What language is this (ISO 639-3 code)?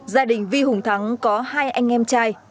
vie